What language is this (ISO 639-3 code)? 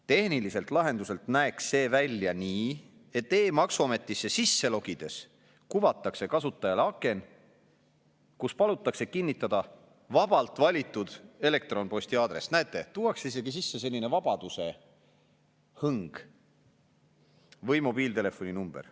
est